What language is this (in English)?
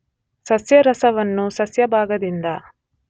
Kannada